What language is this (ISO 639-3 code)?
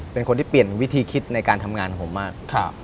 tha